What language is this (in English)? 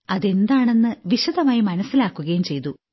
Malayalam